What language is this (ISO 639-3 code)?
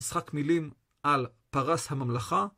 heb